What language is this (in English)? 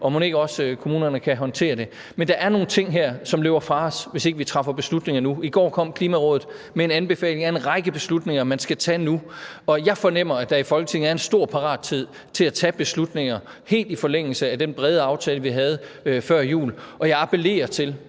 Danish